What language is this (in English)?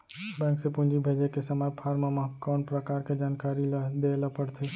Chhattisgarhi